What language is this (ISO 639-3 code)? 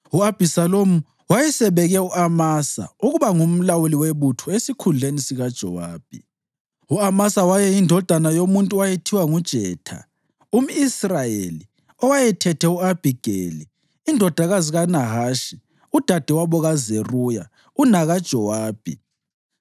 nde